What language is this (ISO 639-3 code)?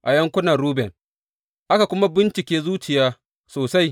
hau